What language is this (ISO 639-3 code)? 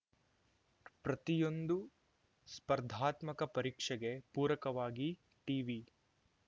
kan